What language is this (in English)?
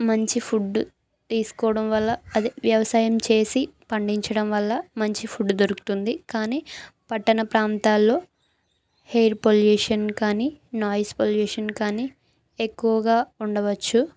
Telugu